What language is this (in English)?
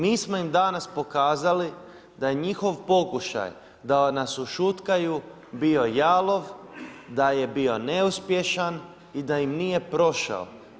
Croatian